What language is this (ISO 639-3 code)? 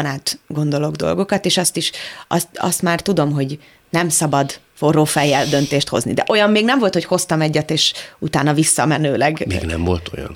hun